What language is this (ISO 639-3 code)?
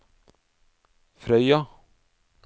nor